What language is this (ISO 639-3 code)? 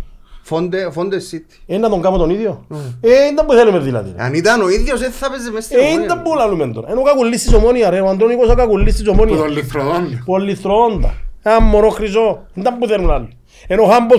ell